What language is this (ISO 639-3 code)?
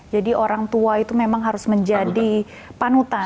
ind